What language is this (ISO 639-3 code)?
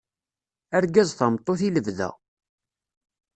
kab